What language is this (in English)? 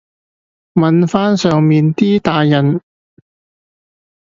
Cantonese